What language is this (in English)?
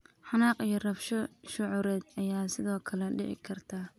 Somali